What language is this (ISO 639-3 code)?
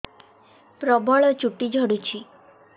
ori